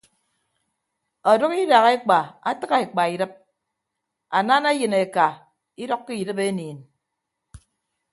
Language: Ibibio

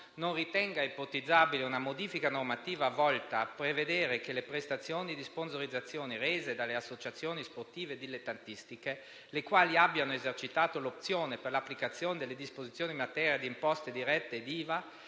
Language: Italian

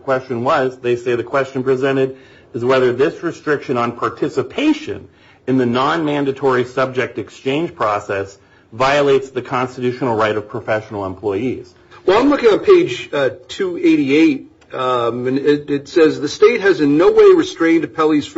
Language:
English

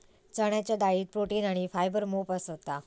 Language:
Marathi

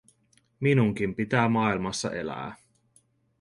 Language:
Finnish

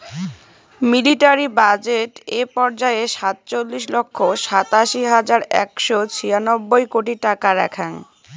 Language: Bangla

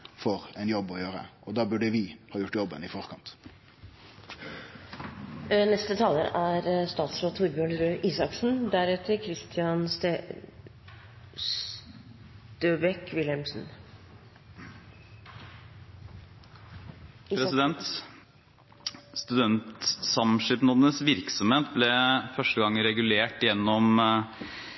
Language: Norwegian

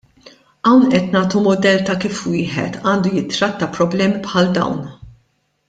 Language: Maltese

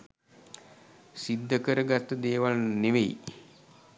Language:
Sinhala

